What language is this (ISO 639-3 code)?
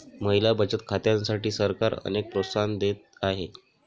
mar